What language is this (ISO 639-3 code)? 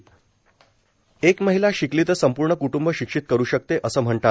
mar